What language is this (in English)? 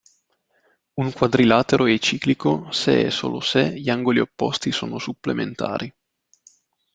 Italian